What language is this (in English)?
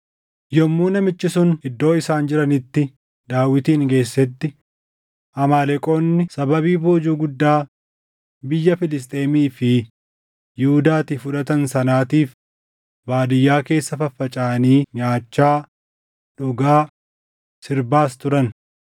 Oromo